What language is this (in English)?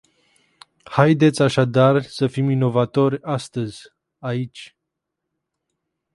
Romanian